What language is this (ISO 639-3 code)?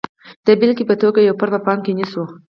pus